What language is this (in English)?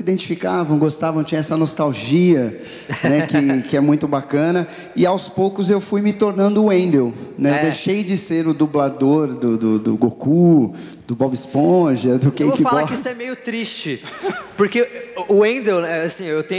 Portuguese